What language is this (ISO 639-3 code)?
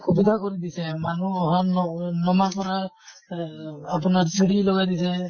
asm